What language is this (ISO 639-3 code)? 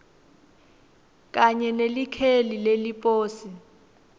ssw